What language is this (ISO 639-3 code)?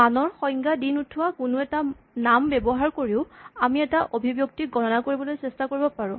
asm